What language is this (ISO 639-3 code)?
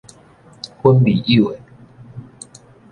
nan